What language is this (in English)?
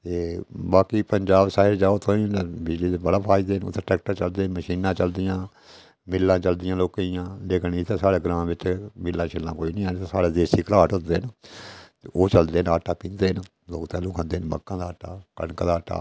Dogri